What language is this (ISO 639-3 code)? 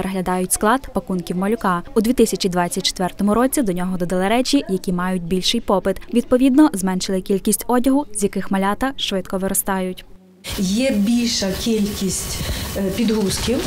ukr